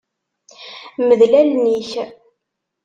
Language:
Kabyle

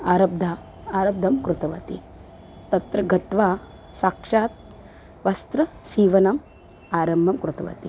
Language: Sanskrit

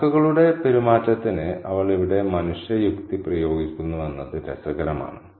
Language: Malayalam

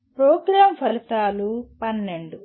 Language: Telugu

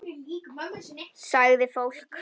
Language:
Icelandic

